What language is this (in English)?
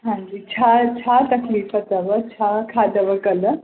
Sindhi